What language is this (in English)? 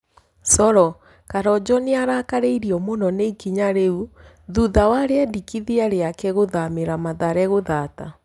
Kikuyu